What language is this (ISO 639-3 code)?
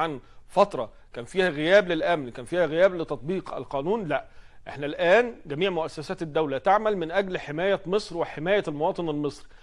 ara